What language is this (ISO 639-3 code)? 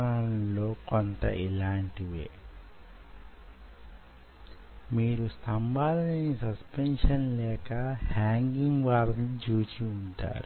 tel